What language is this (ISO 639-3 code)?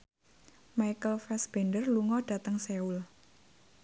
jav